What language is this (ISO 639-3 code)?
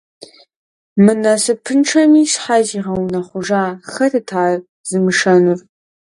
kbd